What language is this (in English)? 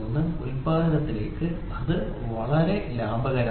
Malayalam